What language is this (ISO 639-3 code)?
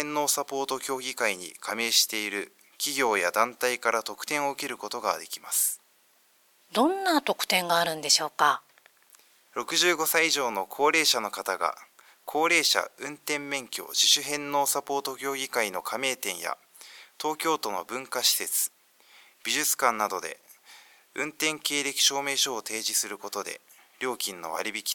jpn